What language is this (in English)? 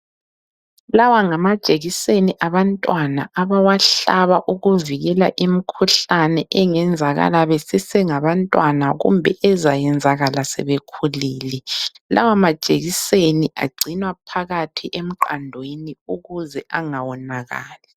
North Ndebele